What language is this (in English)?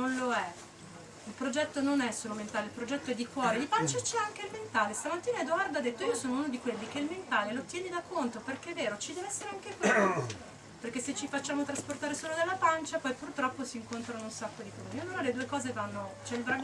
Italian